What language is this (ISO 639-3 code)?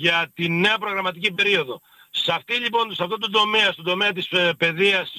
ell